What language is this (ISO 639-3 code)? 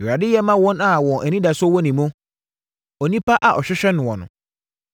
aka